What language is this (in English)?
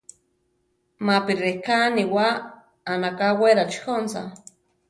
Central Tarahumara